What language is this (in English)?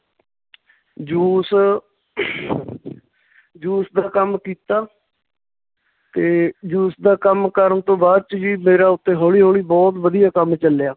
Punjabi